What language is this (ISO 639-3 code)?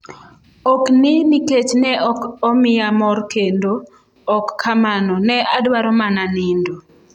luo